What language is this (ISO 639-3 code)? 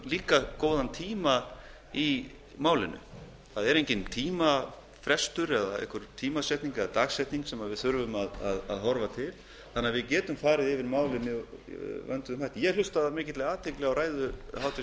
isl